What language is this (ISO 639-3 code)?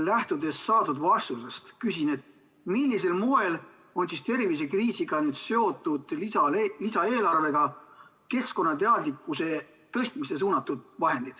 est